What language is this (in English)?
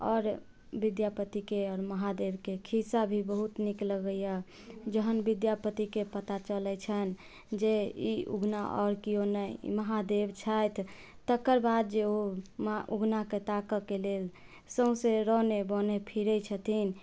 Maithili